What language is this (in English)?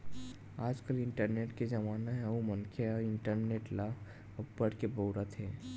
Chhattisgarhi